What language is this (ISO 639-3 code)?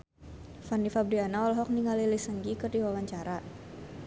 sun